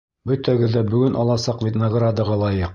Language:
Bashkir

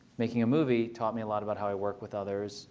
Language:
English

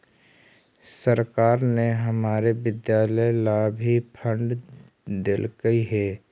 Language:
Magahi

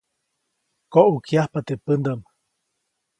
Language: Copainalá Zoque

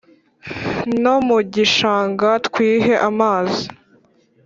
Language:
Kinyarwanda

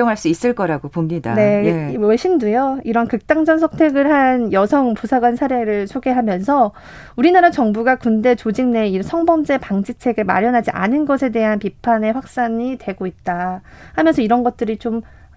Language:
Korean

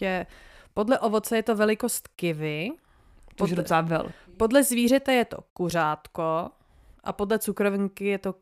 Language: Czech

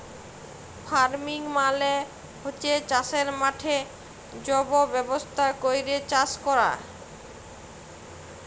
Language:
Bangla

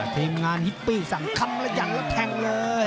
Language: Thai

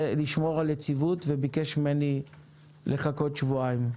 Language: Hebrew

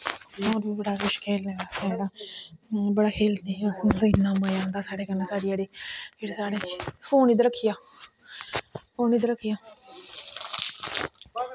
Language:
Dogri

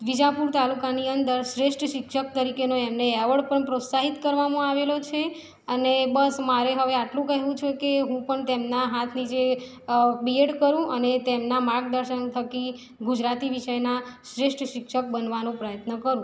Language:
Gujarati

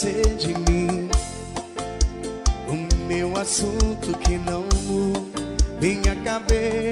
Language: Portuguese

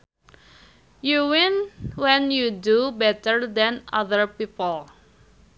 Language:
Sundanese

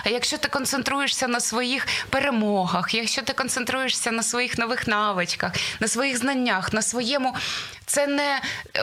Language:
Ukrainian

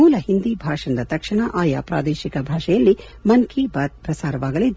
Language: Kannada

